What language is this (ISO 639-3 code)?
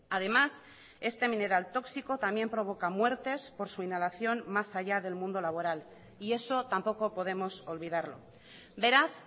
spa